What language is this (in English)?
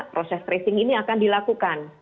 Indonesian